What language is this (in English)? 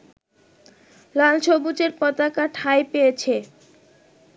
Bangla